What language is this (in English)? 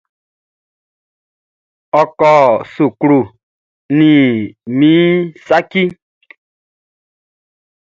Baoulé